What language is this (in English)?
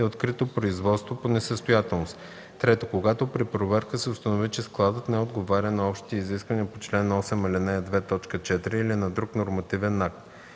Bulgarian